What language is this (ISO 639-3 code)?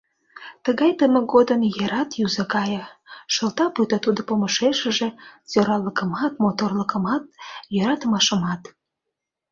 chm